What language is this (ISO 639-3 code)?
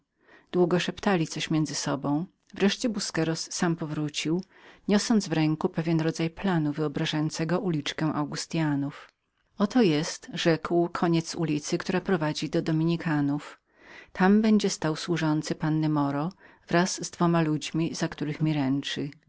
pol